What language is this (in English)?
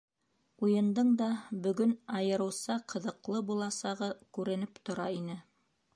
Bashkir